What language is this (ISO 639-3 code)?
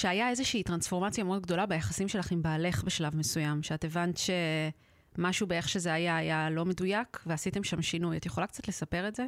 heb